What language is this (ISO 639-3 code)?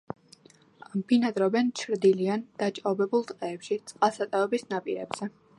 kat